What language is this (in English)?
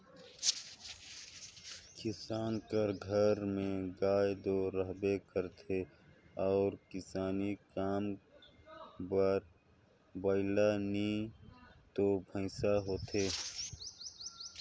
Chhattisgarhi